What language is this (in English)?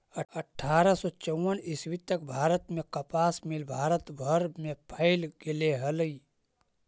Magahi